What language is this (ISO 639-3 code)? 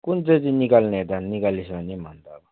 nep